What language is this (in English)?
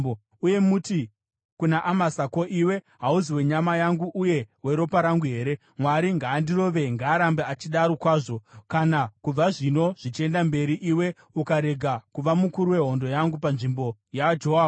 Shona